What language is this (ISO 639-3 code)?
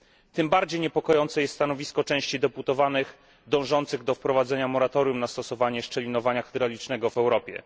pol